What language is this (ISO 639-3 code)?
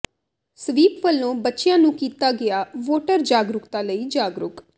pan